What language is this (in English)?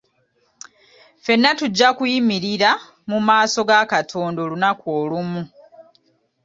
Ganda